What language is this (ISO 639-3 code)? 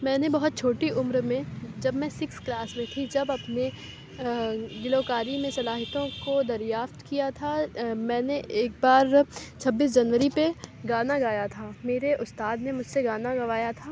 urd